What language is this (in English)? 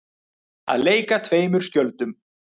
Icelandic